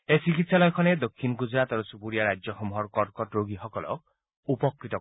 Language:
Assamese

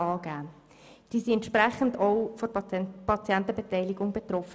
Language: Swiss German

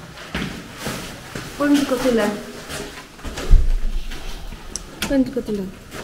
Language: Polish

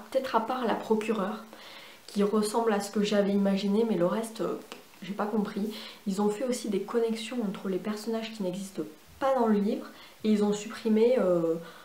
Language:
French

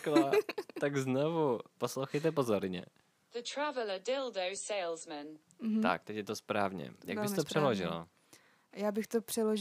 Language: Czech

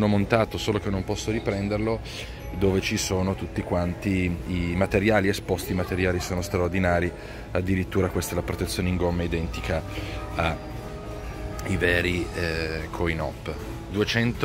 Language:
Italian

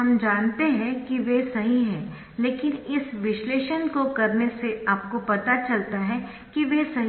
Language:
Hindi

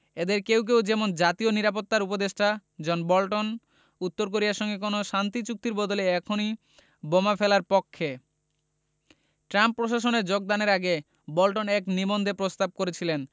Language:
Bangla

